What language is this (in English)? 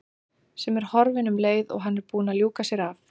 Icelandic